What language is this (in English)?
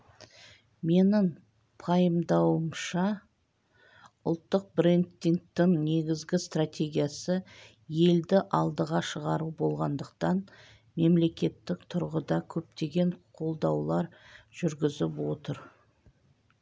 Kazakh